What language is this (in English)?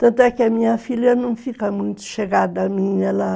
Portuguese